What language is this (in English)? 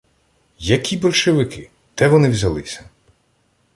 Ukrainian